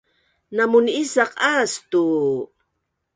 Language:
Bunun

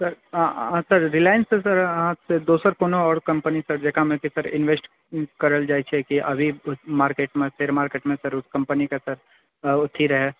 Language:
Maithili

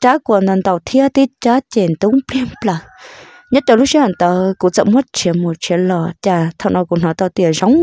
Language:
Vietnamese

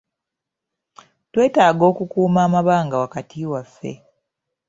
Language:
Ganda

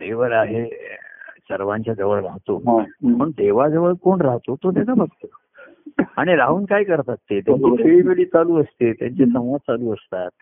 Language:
Marathi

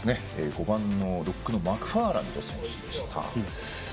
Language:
Japanese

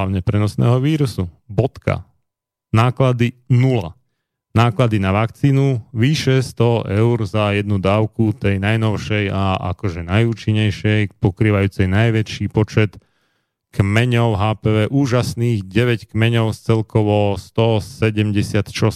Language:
Slovak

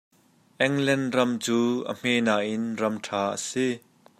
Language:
Hakha Chin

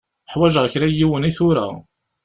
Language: Kabyle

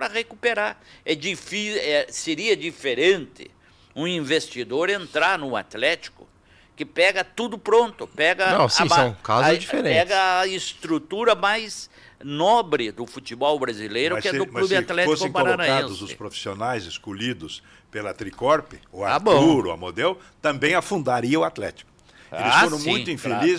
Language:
Portuguese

